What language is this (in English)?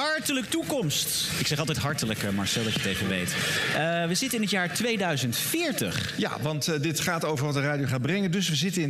Dutch